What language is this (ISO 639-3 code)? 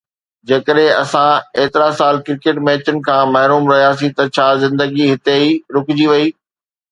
snd